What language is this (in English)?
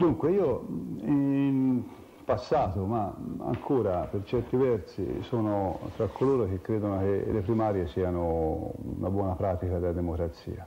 Italian